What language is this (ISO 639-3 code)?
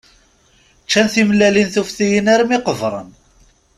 kab